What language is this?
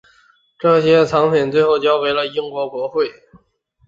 Chinese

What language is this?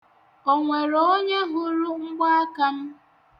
Igbo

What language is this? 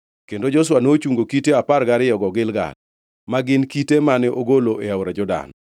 Luo (Kenya and Tanzania)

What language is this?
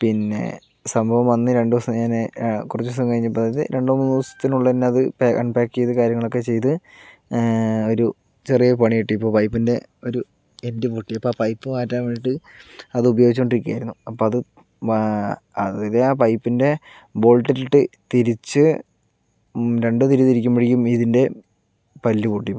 Malayalam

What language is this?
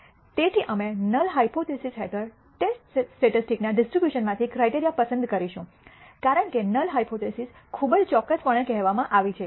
Gujarati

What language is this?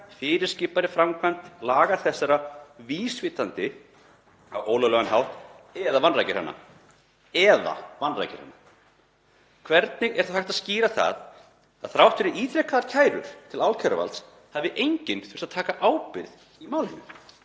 Icelandic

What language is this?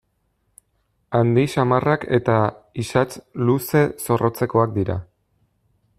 Basque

